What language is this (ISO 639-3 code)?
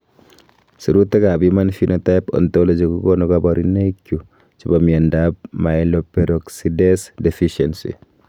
kln